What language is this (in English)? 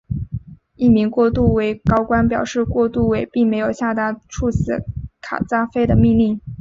Chinese